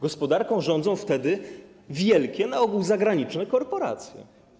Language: Polish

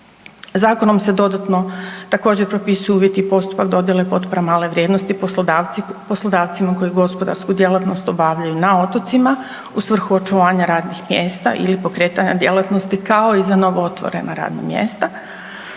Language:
Croatian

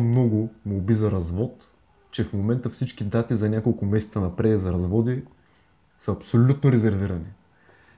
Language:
Bulgarian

